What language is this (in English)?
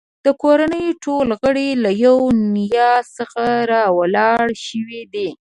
Pashto